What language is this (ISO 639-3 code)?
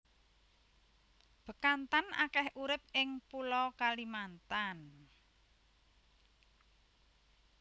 jav